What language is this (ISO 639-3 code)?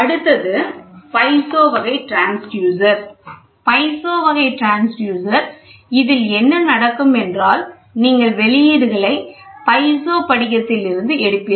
tam